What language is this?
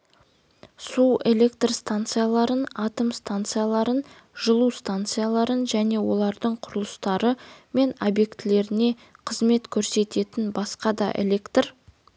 Kazakh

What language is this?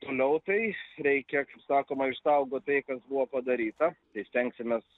Lithuanian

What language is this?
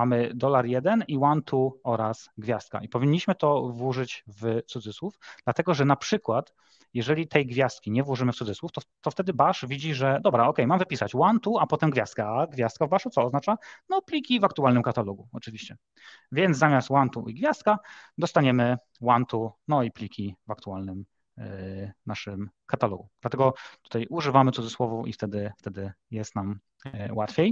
Polish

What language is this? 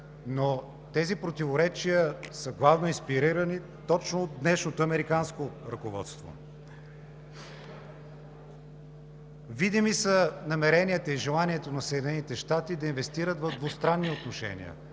Bulgarian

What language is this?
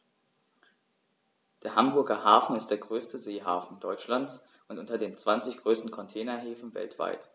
German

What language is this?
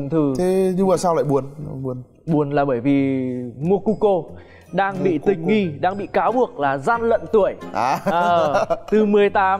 Vietnamese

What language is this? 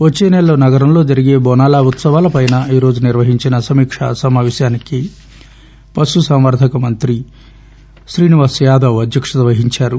Telugu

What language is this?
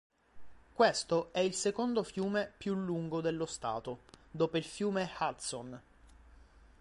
Italian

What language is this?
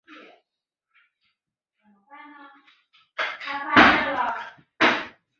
Chinese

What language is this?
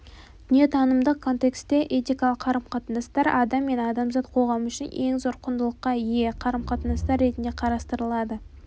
Kazakh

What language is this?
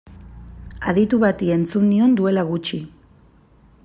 Basque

